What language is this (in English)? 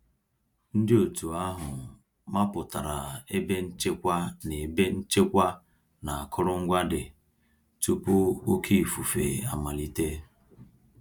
Igbo